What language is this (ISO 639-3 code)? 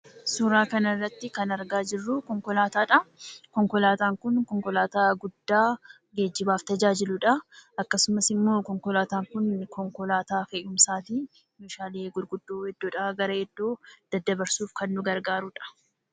orm